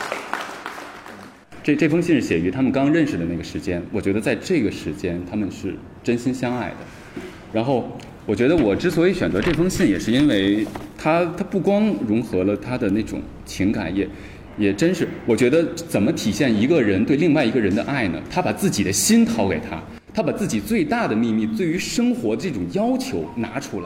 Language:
Chinese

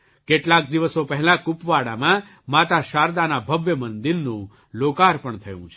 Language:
Gujarati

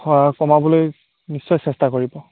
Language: Assamese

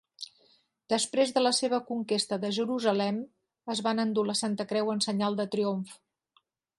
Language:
Catalan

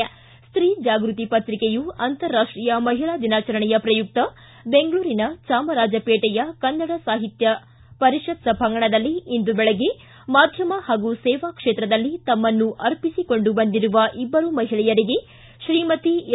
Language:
Kannada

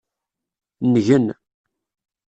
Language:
Kabyle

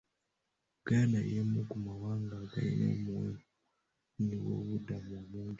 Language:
Ganda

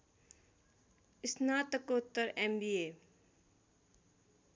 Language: Nepali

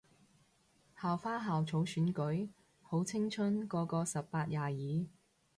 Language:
Cantonese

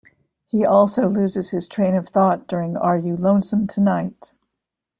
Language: English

